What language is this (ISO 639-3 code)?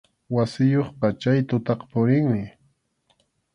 qxu